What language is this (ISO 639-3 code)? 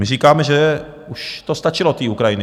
ces